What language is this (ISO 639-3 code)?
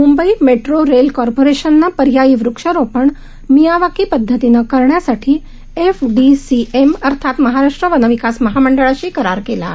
mar